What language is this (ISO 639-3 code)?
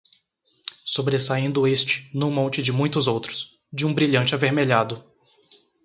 por